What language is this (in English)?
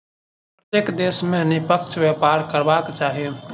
Maithili